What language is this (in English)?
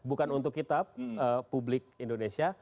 Indonesian